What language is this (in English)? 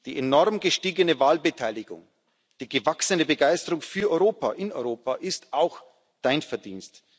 German